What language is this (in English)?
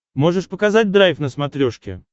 Russian